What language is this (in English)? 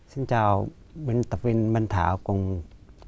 Vietnamese